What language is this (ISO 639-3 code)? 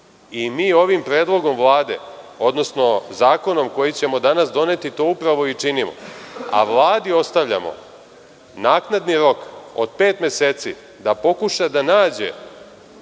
srp